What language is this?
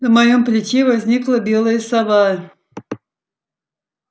Russian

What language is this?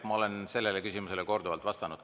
Estonian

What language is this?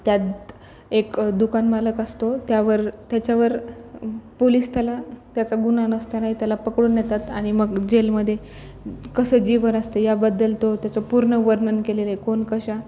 Marathi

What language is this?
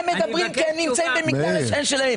Hebrew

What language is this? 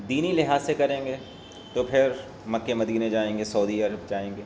Urdu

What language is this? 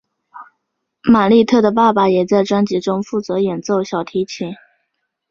Chinese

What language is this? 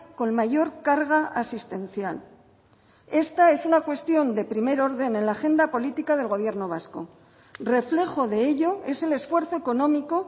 Spanish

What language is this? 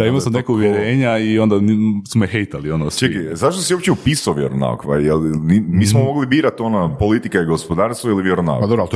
Croatian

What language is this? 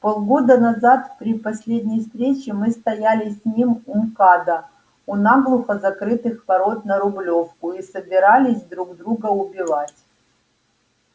Russian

